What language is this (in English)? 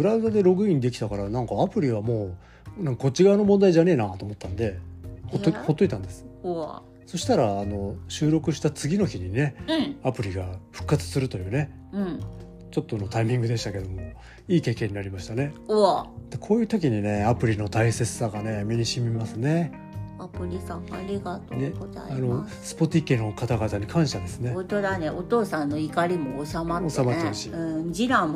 Japanese